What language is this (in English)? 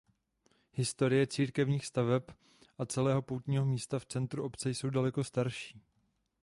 Czech